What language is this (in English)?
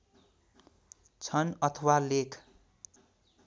Nepali